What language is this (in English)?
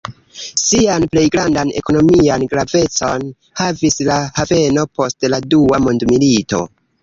Esperanto